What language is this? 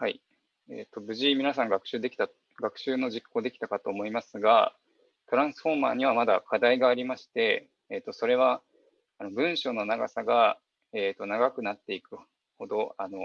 Japanese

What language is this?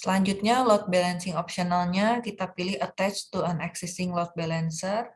Indonesian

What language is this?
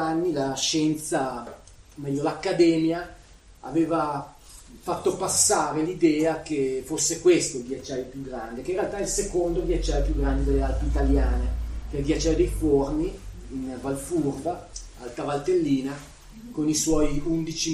Italian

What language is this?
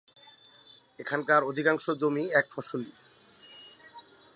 Bangla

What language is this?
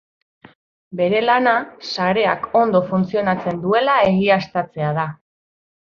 Basque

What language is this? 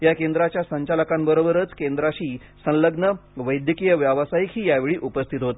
Marathi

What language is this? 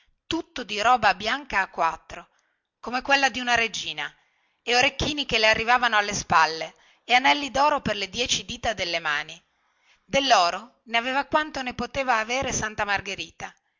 Italian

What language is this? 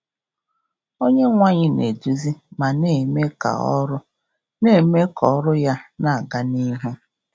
Igbo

